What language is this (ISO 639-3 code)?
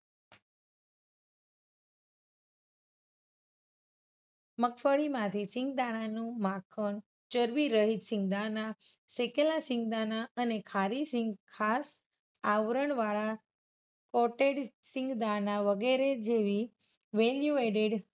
guj